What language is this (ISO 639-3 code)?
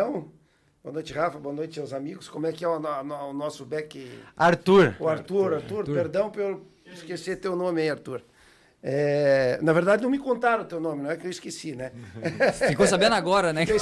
por